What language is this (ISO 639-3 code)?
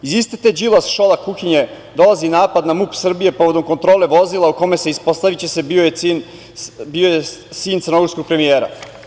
srp